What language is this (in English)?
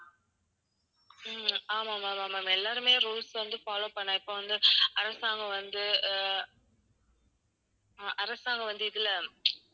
Tamil